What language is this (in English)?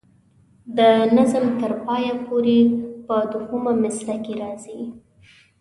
Pashto